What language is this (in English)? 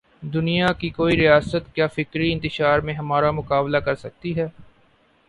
Urdu